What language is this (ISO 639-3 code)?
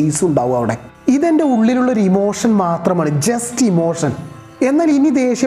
mal